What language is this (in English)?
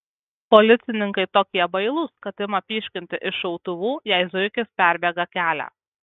Lithuanian